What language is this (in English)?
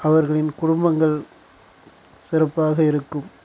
Tamil